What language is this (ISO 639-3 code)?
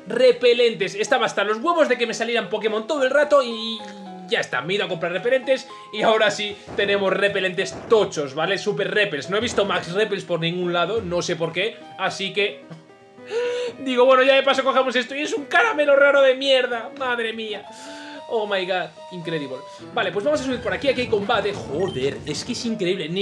spa